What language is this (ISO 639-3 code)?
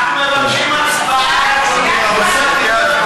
heb